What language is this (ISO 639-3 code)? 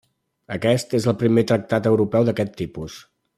cat